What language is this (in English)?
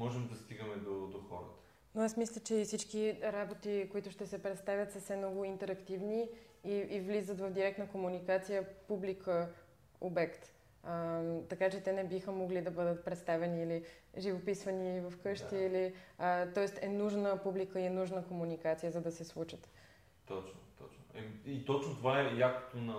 Bulgarian